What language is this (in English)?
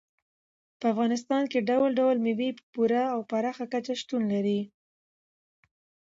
Pashto